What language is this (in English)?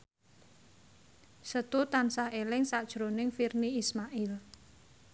Javanese